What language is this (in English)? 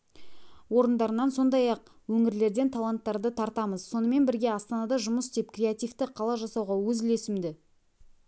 Kazakh